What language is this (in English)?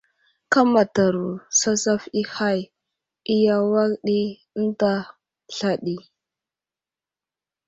Wuzlam